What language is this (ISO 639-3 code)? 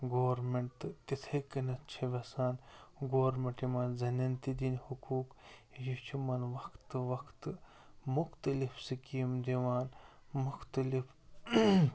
kas